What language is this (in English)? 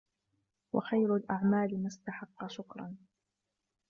Arabic